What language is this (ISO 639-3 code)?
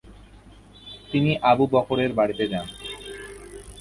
ben